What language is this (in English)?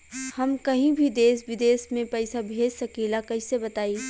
Bhojpuri